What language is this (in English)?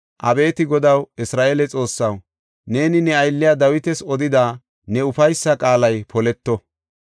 Gofa